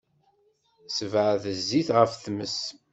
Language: Kabyle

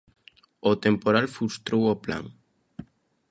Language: Galician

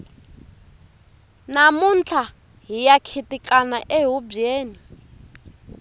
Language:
Tsonga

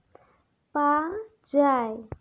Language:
Santali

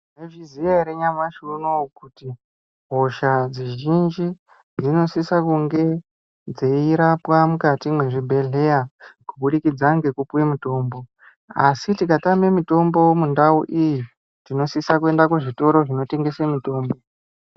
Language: Ndau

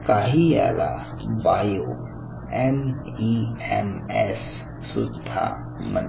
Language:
Marathi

